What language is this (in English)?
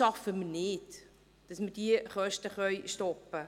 Swiss German